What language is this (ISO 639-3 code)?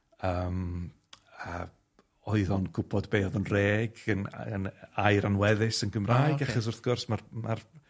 cym